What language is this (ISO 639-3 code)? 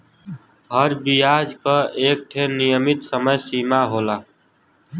bho